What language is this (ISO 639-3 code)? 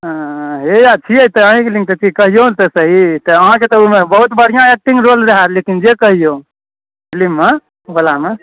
mai